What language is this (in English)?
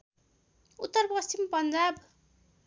Nepali